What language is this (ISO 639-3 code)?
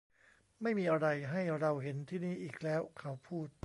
tha